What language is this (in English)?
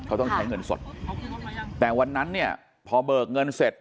Thai